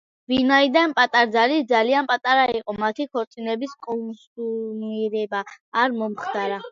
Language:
Georgian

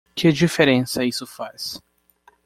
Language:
Portuguese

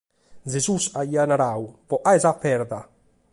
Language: Sardinian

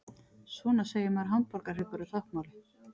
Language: Icelandic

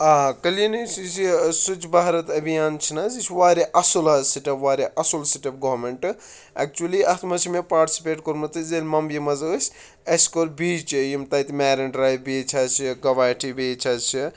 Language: Kashmiri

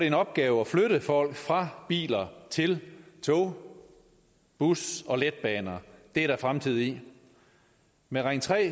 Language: Danish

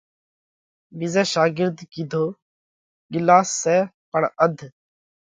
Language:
Parkari Koli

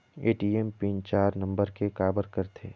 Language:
Chhattisgarhi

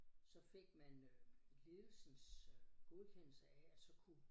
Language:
Danish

